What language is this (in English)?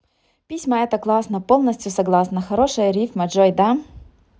Russian